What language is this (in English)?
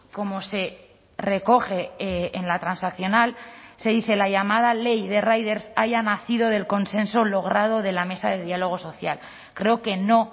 Spanish